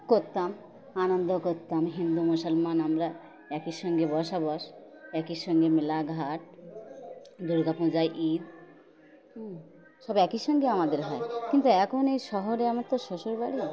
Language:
Bangla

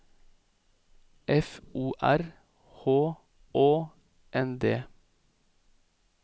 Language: Norwegian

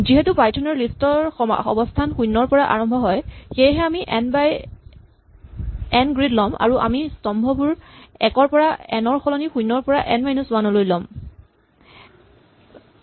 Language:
Assamese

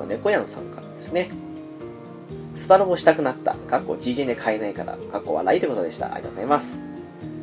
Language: Japanese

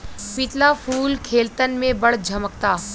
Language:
Bhojpuri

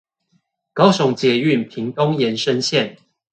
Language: Chinese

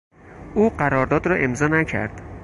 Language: Persian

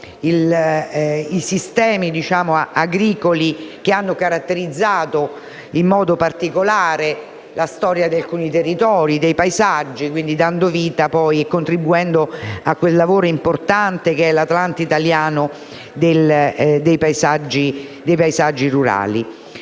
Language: Italian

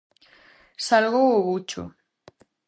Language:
Galician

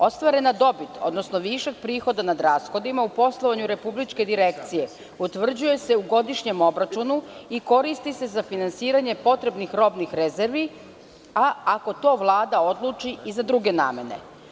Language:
Serbian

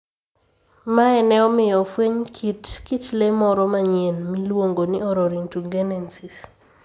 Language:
Luo (Kenya and Tanzania)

